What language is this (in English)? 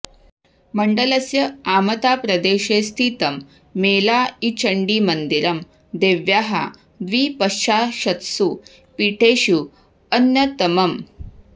Sanskrit